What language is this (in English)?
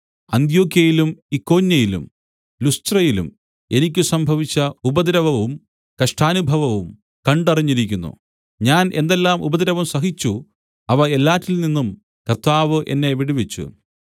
Malayalam